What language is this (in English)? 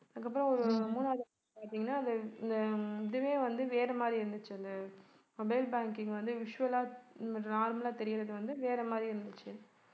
Tamil